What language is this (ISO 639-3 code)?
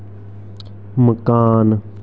doi